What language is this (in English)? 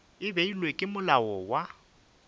Northern Sotho